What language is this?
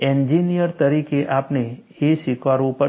Gujarati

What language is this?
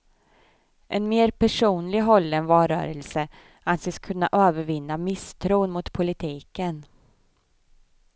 Swedish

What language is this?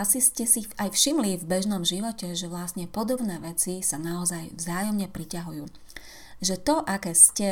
Slovak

